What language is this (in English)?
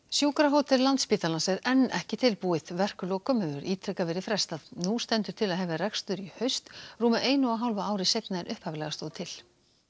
Icelandic